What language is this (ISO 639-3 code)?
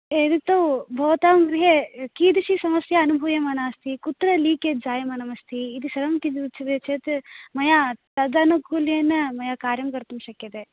san